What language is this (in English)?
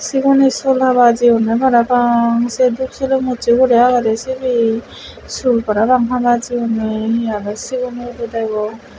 Chakma